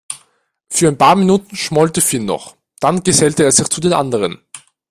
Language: German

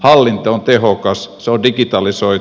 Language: Finnish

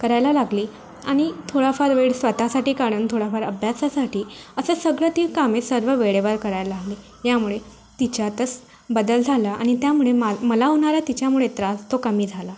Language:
Marathi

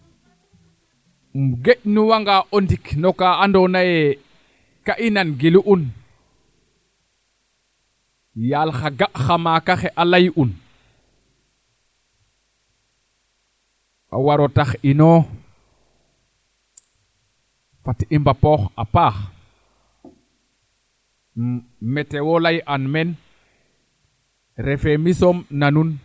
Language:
Serer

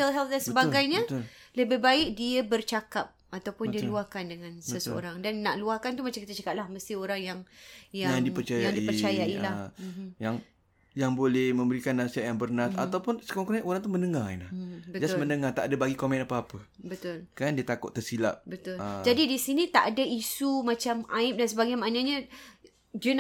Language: Malay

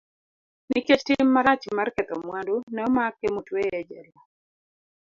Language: Luo (Kenya and Tanzania)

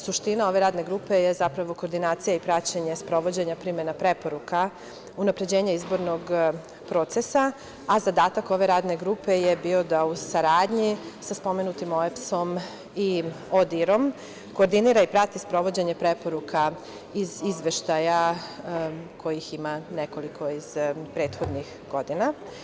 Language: Serbian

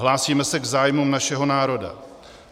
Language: Czech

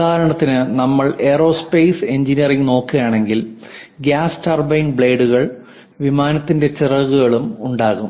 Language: Malayalam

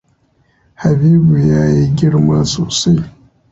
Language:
Hausa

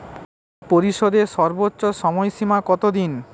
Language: Bangla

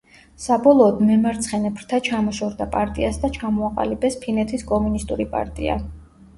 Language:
Georgian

